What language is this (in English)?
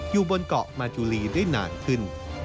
Thai